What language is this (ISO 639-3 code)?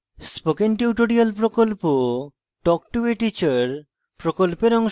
ben